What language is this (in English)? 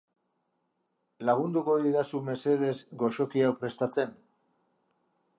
Basque